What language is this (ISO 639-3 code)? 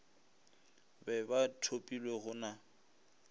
nso